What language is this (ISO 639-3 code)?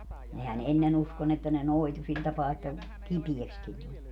fin